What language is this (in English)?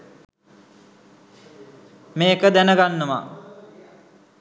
Sinhala